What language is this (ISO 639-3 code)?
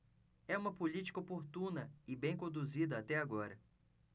por